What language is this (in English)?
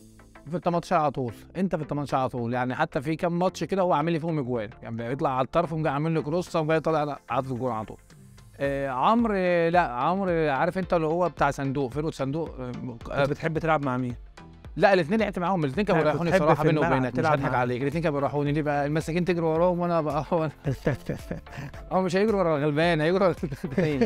Arabic